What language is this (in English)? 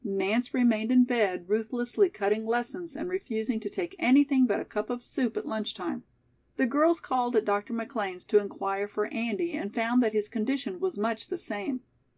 English